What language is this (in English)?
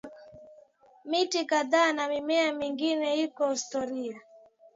Swahili